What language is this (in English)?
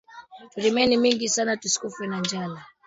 Swahili